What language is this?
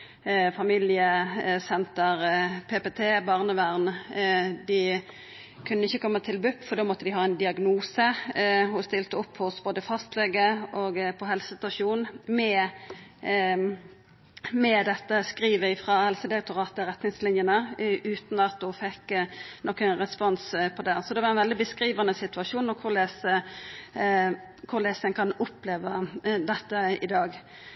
Norwegian Nynorsk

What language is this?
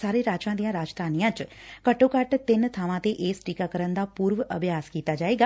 Punjabi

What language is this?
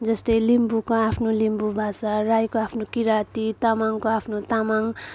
Nepali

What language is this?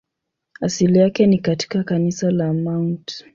Swahili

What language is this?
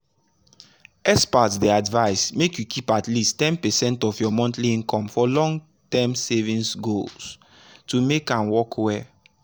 Nigerian Pidgin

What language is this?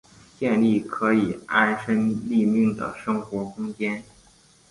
Chinese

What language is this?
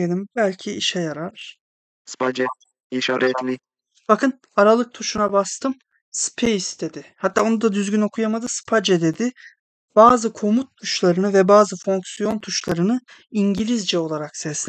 Turkish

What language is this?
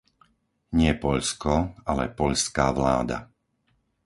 Slovak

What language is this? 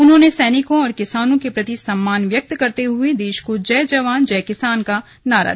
Hindi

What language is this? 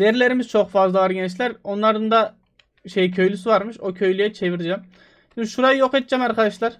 Turkish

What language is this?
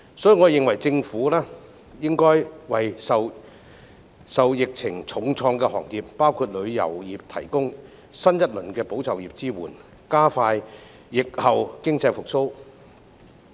Cantonese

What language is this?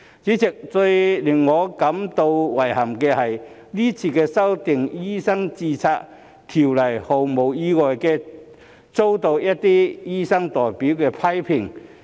Cantonese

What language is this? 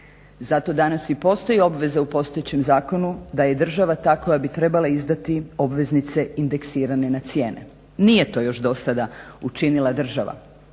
Croatian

